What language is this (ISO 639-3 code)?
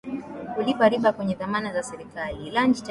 swa